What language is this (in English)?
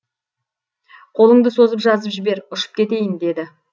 Kazakh